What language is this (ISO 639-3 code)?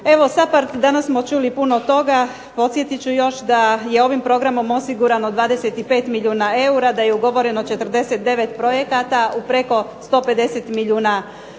hrv